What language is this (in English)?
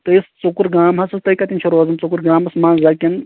Kashmiri